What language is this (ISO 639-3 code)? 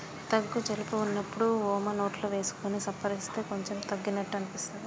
tel